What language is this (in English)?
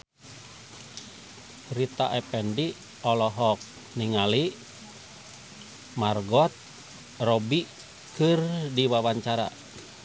Sundanese